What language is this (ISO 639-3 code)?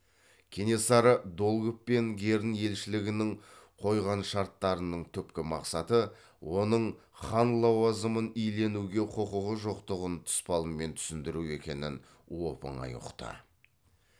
kaz